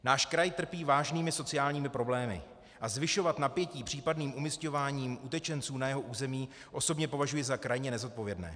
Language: Czech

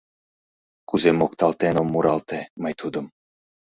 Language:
Mari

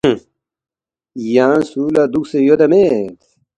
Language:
Balti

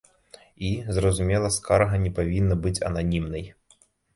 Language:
Belarusian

